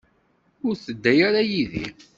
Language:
Kabyle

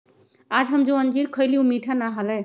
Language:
Magahi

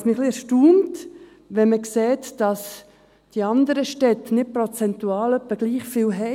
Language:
Swiss German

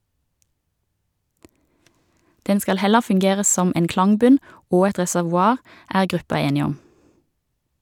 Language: Norwegian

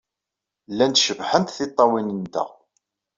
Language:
Kabyle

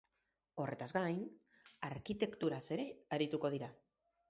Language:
Basque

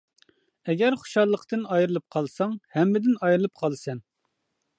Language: Uyghur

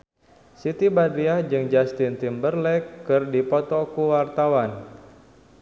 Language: Sundanese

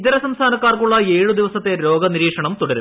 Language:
Malayalam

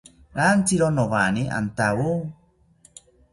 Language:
South Ucayali Ashéninka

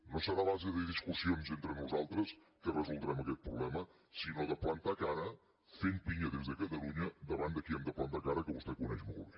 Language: Catalan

